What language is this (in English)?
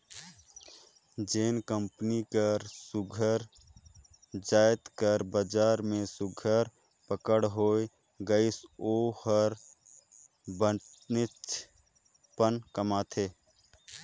Chhattisgarhi